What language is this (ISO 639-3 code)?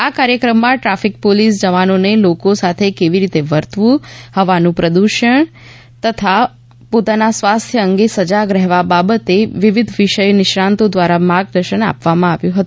guj